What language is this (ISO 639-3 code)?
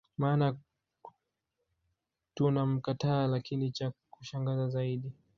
swa